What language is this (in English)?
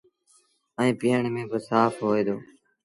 Sindhi Bhil